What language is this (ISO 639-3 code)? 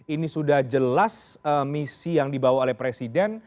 ind